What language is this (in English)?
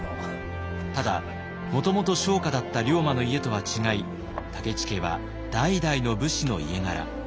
Japanese